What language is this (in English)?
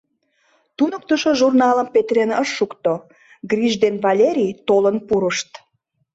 Mari